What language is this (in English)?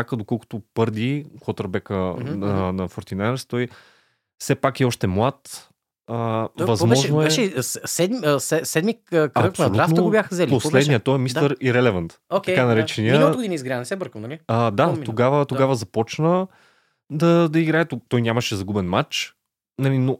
Bulgarian